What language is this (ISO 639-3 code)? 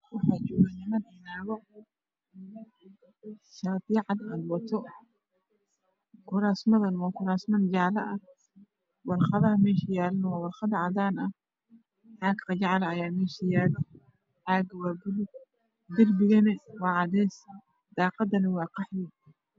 som